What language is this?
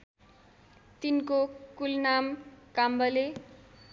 Nepali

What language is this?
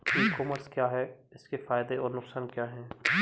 Hindi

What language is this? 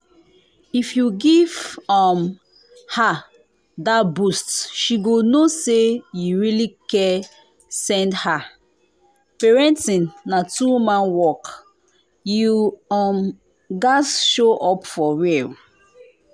Nigerian Pidgin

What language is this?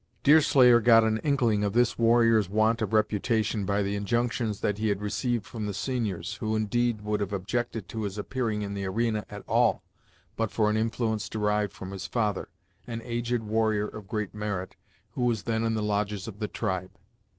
English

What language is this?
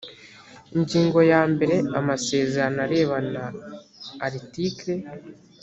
Kinyarwanda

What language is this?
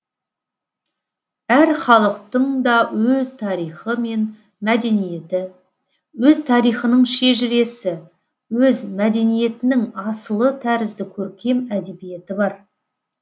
Kazakh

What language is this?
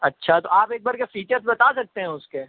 Urdu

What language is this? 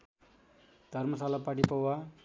Nepali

